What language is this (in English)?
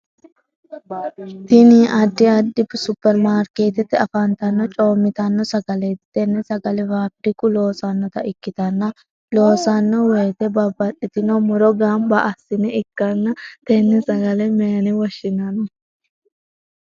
Sidamo